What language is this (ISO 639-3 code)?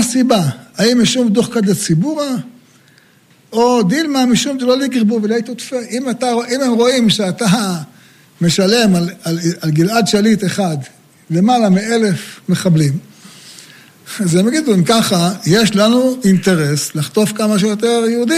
heb